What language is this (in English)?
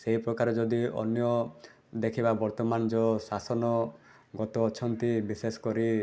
Odia